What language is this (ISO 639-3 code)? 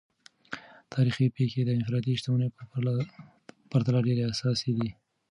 pus